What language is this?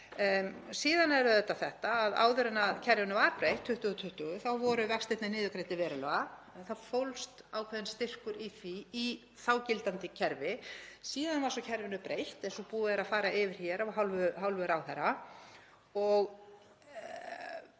Icelandic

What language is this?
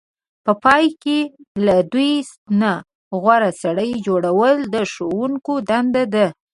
Pashto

